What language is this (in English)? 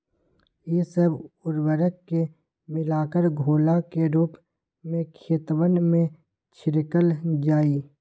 Magahi